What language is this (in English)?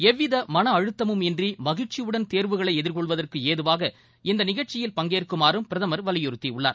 Tamil